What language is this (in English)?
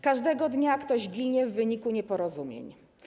Polish